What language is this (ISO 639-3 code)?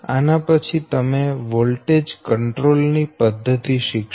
guj